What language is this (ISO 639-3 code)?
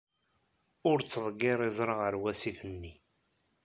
kab